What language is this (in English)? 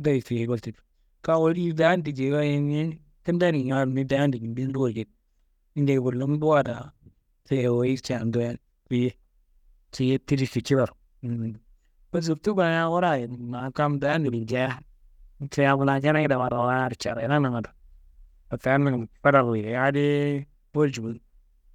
Kanembu